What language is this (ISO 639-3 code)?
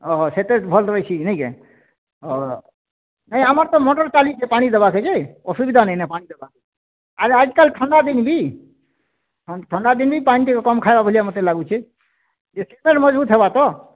ori